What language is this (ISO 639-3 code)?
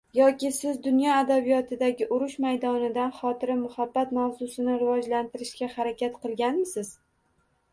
uzb